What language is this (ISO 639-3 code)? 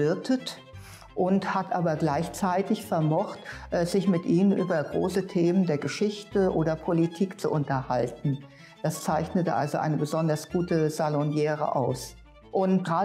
deu